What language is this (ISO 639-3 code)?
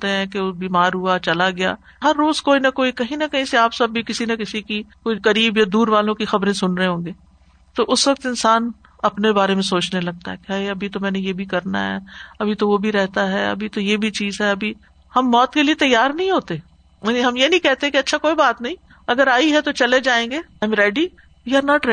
urd